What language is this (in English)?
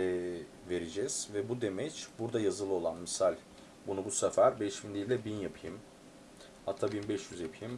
Turkish